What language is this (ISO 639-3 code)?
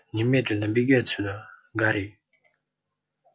rus